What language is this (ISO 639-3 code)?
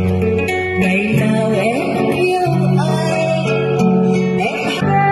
vie